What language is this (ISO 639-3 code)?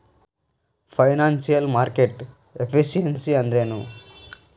kan